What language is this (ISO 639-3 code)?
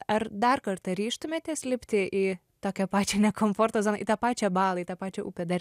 lit